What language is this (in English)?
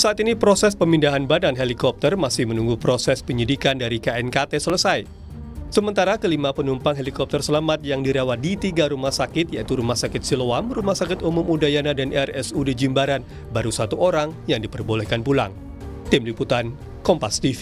Indonesian